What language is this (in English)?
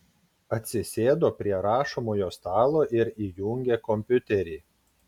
Lithuanian